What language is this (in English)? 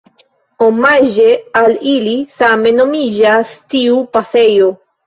Esperanto